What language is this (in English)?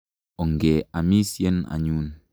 Kalenjin